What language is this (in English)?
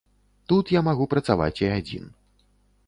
Belarusian